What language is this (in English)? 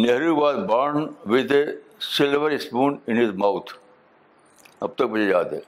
Urdu